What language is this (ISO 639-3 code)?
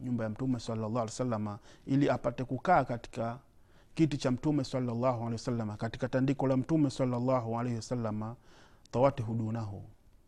swa